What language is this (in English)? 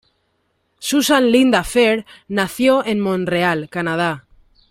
Spanish